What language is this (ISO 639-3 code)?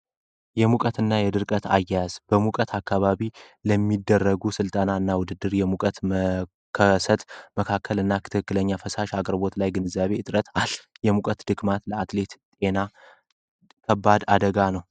amh